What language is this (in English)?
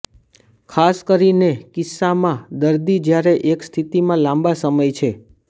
Gujarati